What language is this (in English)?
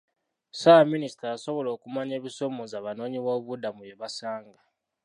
Ganda